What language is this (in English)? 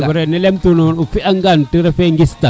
Serer